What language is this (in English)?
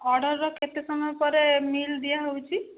Odia